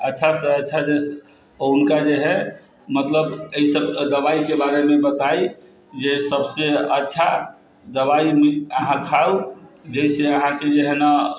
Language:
Maithili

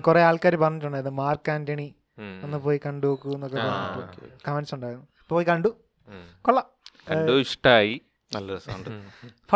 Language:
Malayalam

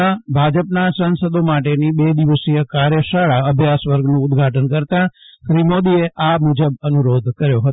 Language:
Gujarati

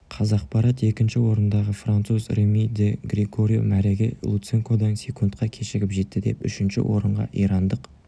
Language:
Kazakh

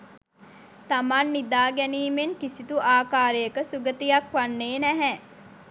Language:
Sinhala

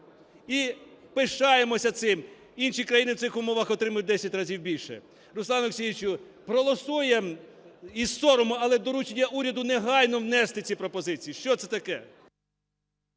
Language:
Ukrainian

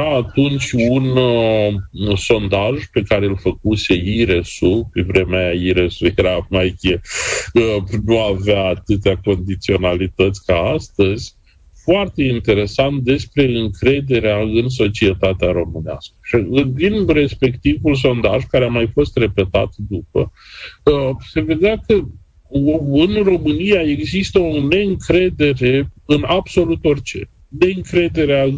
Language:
Romanian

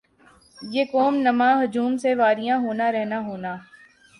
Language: Urdu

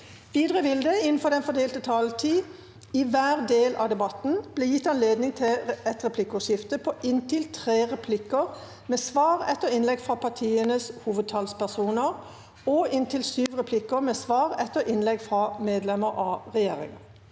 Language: Norwegian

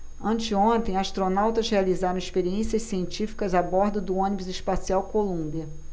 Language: Portuguese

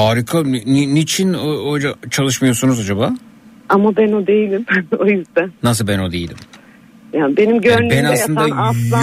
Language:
Turkish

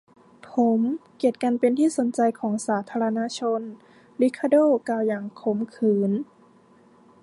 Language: Thai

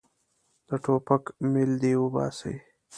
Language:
Pashto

